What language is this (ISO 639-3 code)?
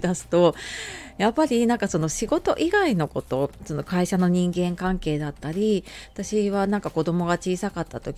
jpn